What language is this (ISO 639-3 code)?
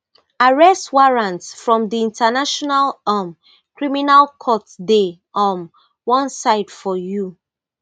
pcm